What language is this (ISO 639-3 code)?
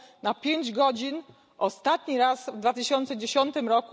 pol